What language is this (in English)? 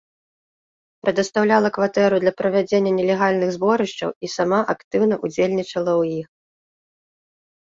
Belarusian